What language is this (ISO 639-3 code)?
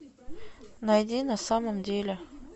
rus